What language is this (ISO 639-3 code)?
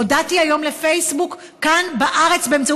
heb